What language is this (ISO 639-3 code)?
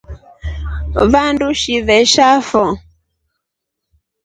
rof